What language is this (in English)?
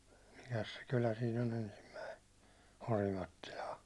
Finnish